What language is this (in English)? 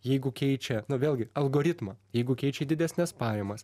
Lithuanian